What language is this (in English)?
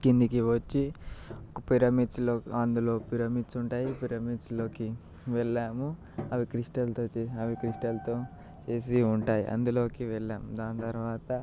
Telugu